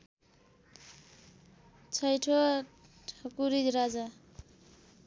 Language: Nepali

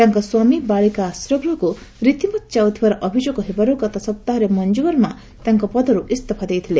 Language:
Odia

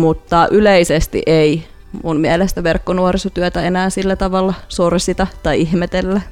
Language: Finnish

